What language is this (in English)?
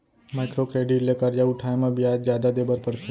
Chhattisgarhi